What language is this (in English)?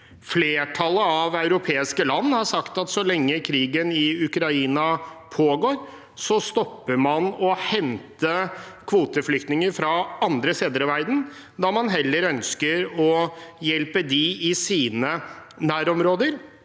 Norwegian